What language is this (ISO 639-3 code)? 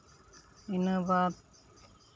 sat